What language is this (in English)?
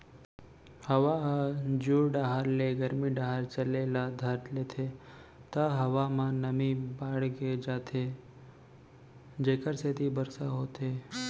Chhattisgarhi